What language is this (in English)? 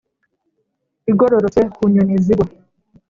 Kinyarwanda